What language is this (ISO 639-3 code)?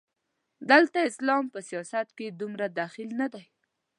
pus